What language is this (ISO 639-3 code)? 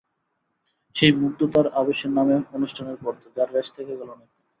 ben